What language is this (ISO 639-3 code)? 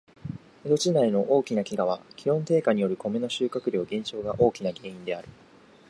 jpn